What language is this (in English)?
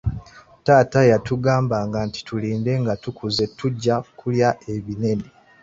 Ganda